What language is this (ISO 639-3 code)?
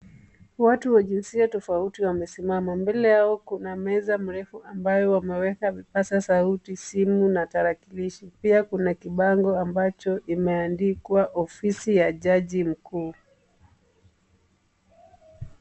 swa